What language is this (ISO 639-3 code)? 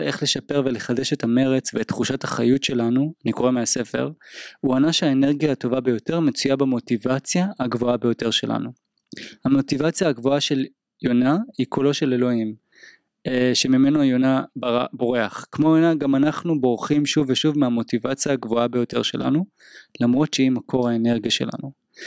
heb